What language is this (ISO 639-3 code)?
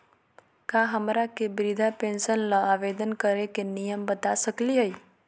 mag